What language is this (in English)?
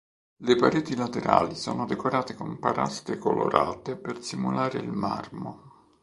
Italian